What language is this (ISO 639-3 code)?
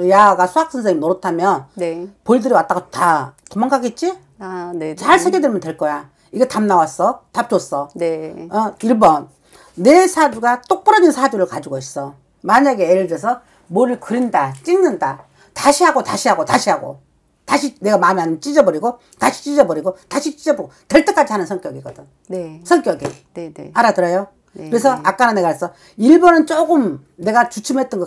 kor